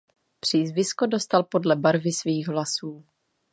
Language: Czech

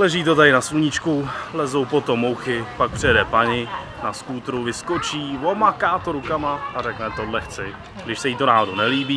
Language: Czech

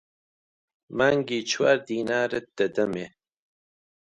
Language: Central Kurdish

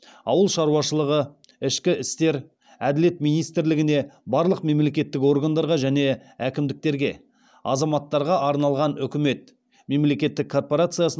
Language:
Kazakh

